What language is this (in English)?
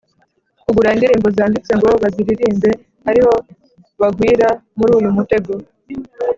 Kinyarwanda